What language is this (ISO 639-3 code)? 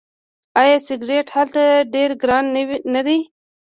pus